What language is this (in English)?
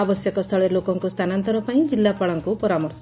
Odia